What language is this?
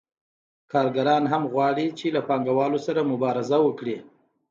Pashto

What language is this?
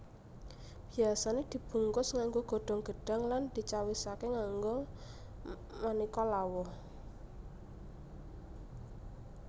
Javanese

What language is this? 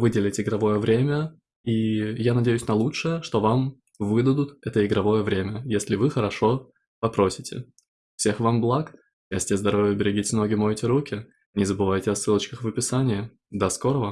Russian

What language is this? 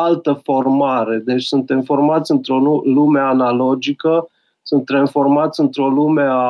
Romanian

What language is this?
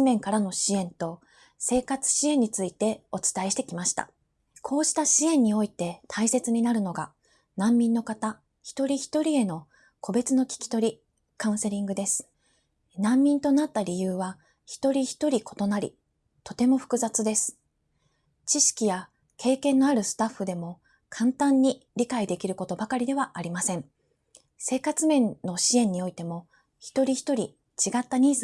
Japanese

